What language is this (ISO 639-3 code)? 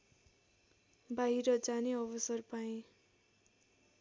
nep